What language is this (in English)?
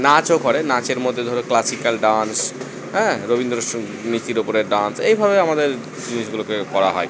Bangla